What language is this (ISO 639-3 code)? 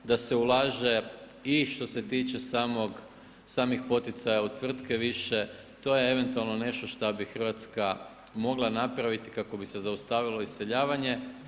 hrv